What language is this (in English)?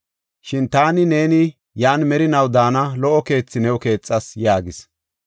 Gofa